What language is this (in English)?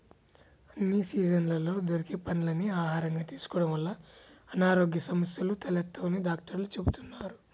Telugu